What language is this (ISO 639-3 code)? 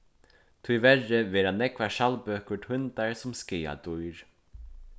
fao